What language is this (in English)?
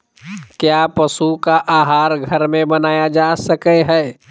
Magahi